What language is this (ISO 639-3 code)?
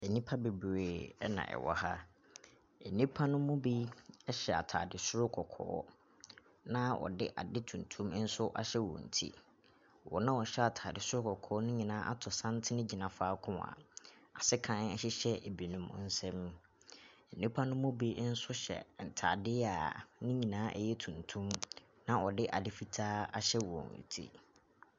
aka